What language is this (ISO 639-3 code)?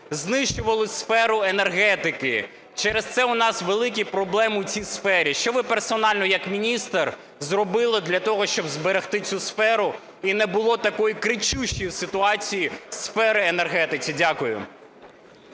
ukr